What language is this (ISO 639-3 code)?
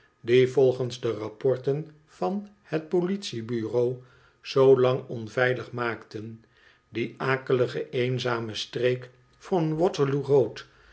nld